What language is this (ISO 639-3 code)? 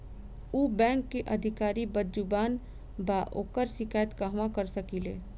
bho